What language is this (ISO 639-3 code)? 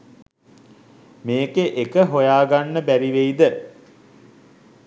sin